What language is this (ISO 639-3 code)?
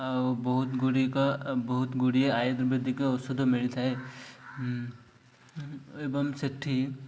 ori